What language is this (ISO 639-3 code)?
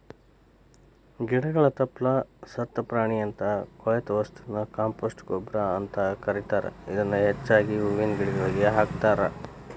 kan